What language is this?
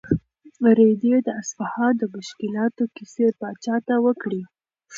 Pashto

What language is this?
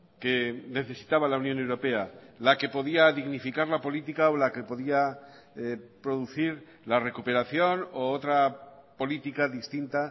Spanish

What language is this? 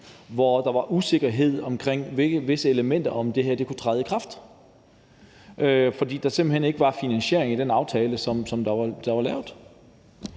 Danish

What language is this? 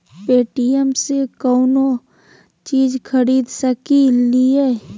Magahi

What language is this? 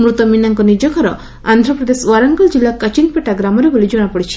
Odia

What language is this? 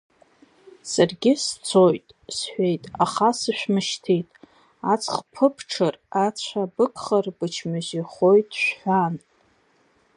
Abkhazian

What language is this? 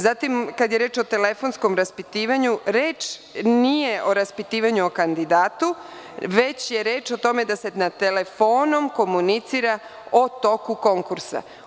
Serbian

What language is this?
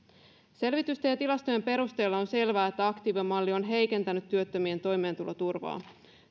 Finnish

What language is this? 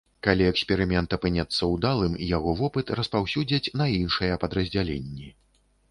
Belarusian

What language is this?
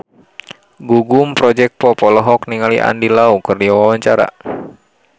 Sundanese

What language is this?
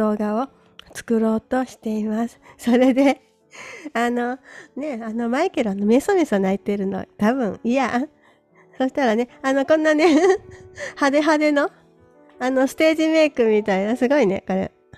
Japanese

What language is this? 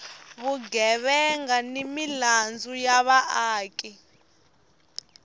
Tsonga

